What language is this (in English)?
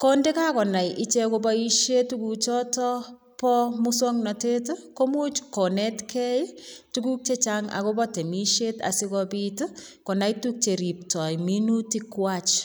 Kalenjin